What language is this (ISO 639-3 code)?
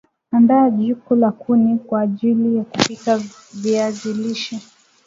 swa